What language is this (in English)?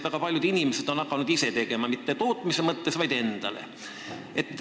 Estonian